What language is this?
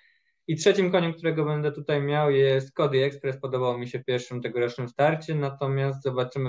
Polish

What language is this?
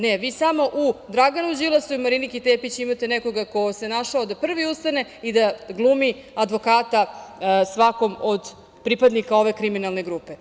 Serbian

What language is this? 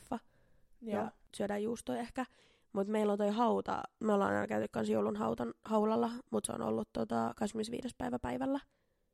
Finnish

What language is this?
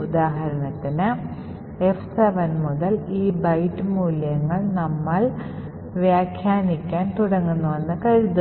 Malayalam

